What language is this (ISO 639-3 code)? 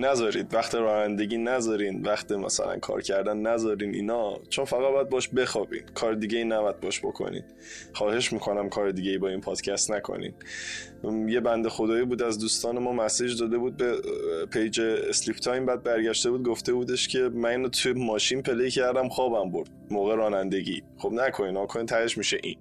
fas